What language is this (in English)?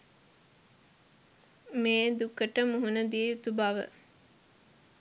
Sinhala